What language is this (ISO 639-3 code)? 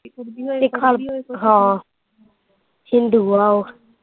pan